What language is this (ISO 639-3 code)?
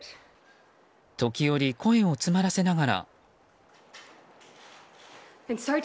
jpn